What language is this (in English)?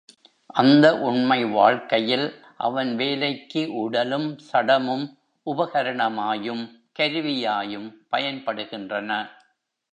Tamil